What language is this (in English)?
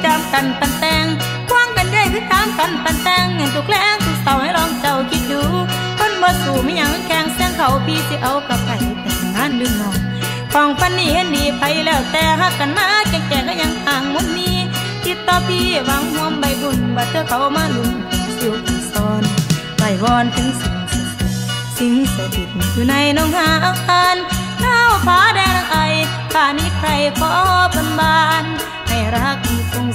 Thai